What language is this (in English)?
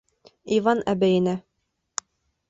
Bashkir